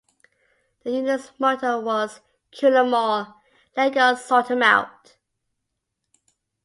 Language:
English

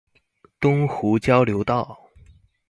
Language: Chinese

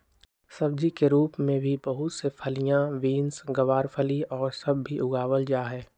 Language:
Magahi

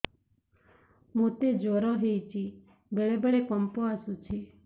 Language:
Odia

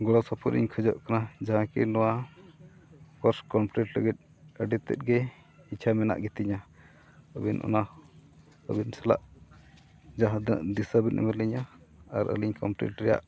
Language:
Santali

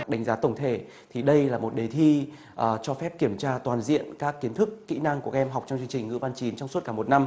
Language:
Vietnamese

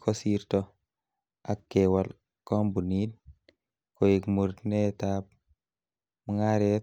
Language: Kalenjin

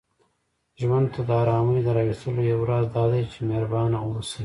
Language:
Pashto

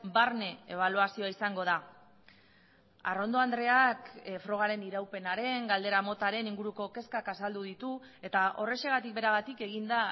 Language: Basque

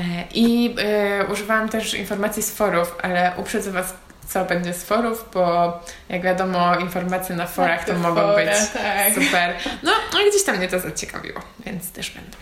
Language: Polish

